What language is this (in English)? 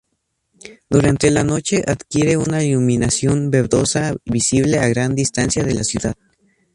Spanish